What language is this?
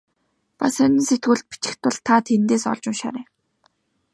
Mongolian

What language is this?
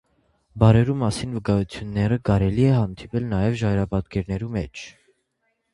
Armenian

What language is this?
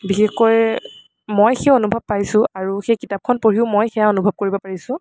Assamese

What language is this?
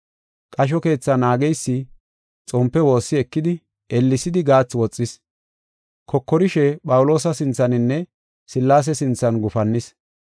Gofa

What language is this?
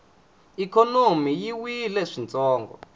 Tsonga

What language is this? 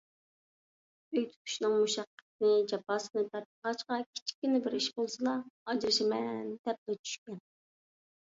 Uyghur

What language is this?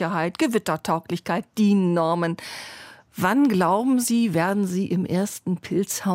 German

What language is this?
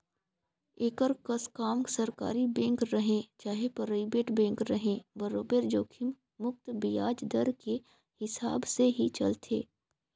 Chhattisgarhi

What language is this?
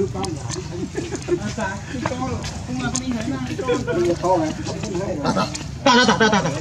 Thai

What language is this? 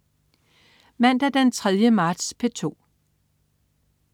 Danish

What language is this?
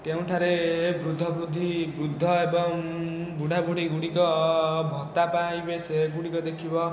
Odia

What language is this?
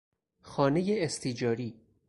Persian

